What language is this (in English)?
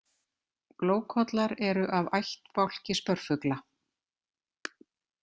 Icelandic